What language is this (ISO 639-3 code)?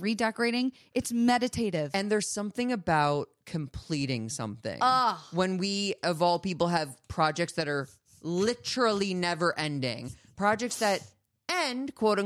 eng